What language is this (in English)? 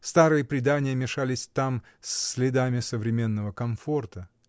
Russian